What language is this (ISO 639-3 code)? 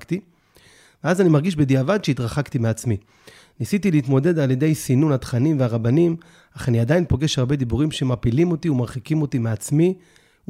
heb